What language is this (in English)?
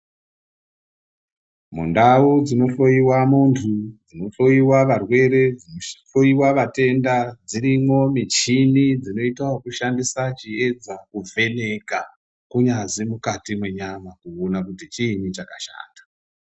Ndau